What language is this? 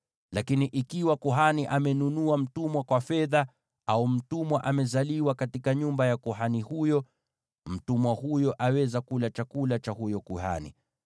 Swahili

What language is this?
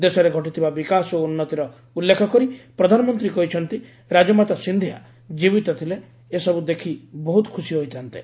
Odia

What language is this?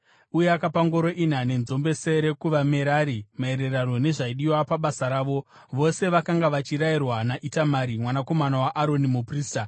Shona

